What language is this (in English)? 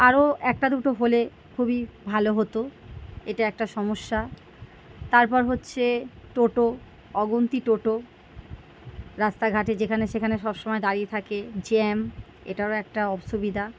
Bangla